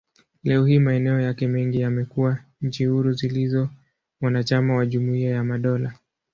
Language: Swahili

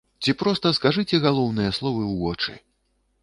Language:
Belarusian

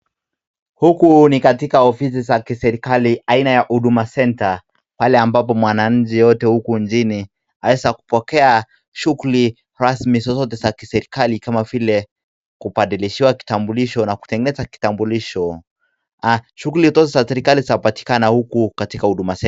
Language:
Swahili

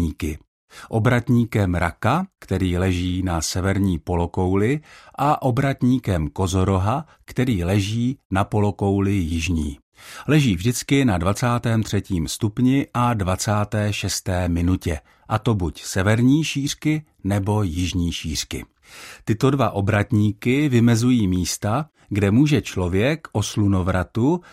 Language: Czech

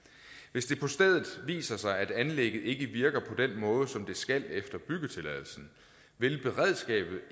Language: Danish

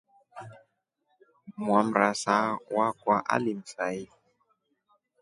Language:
Rombo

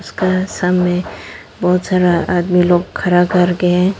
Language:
Hindi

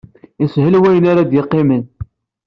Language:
Kabyle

